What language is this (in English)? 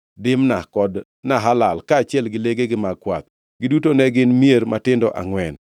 Luo (Kenya and Tanzania)